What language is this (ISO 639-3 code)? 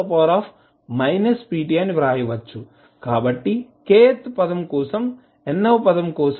tel